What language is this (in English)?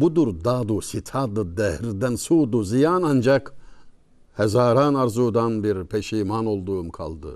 Turkish